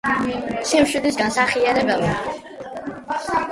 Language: Georgian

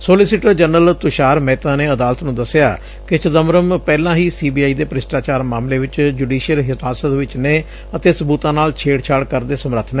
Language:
Punjabi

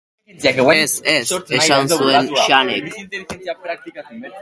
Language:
Basque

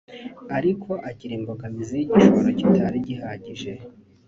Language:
Kinyarwanda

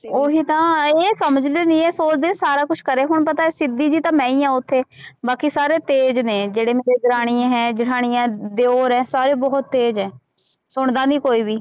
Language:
Punjabi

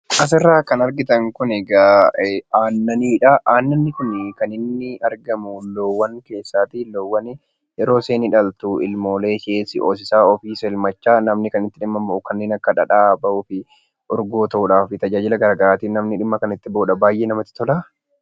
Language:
Oromo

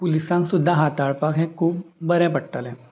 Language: Konkani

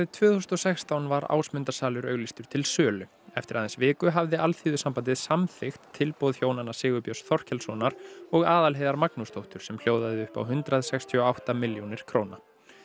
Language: Icelandic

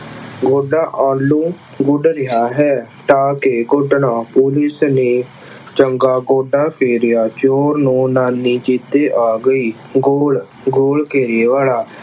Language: Punjabi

